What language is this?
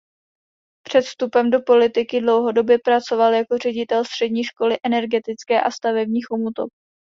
Czech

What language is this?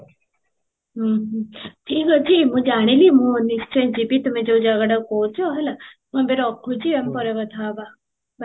Odia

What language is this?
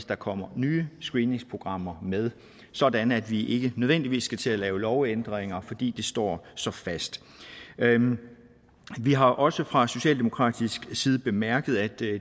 Danish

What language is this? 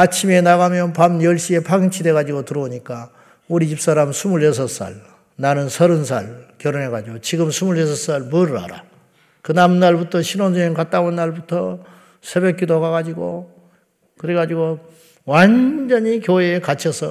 Korean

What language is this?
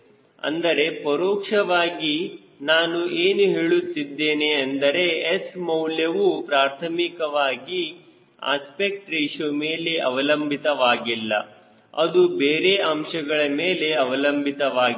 Kannada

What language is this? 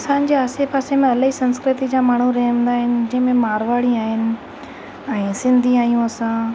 Sindhi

